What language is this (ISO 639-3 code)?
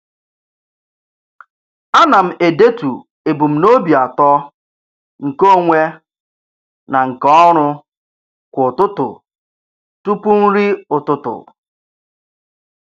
ibo